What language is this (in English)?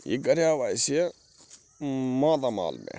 Kashmiri